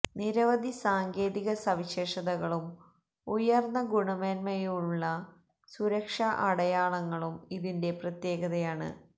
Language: Malayalam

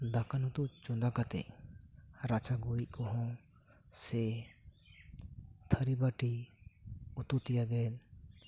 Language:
Santali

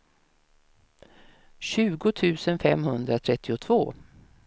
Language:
Swedish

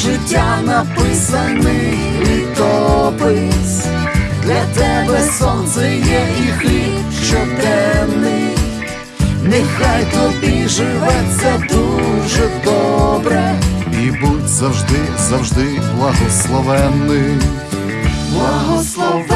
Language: Ukrainian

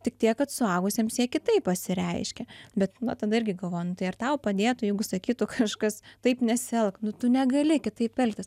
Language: Lithuanian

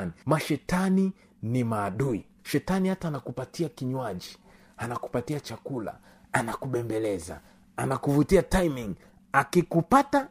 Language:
Swahili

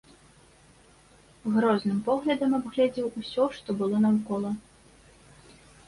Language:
Belarusian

